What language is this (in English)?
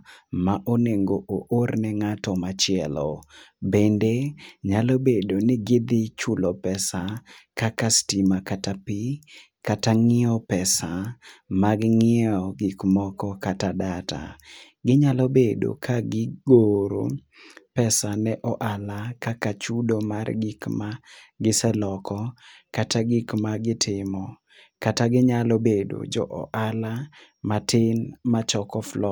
Luo (Kenya and Tanzania)